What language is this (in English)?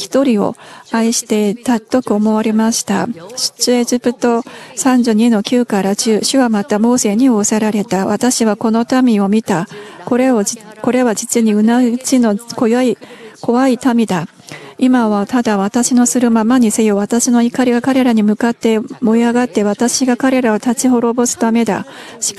Japanese